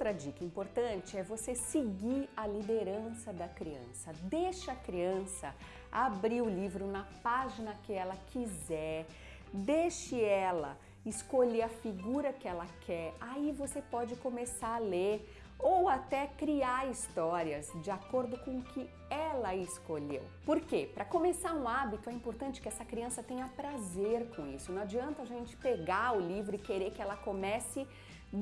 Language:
Portuguese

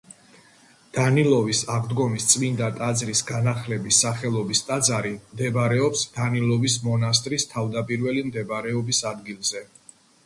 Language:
Georgian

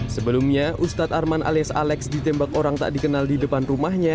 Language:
Indonesian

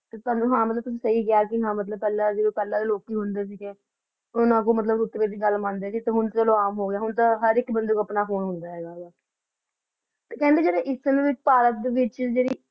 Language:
Punjabi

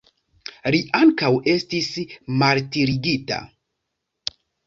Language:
Esperanto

